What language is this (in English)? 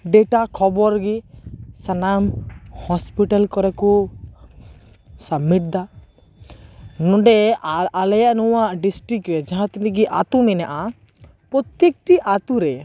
Santali